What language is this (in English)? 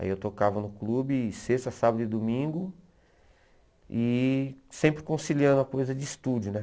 Portuguese